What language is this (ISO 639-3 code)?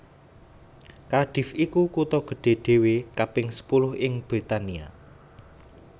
jav